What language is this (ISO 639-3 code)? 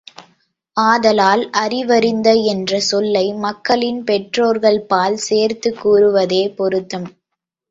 tam